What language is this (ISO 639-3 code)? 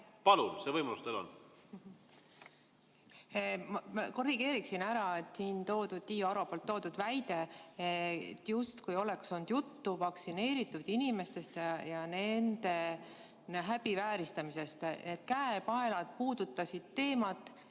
est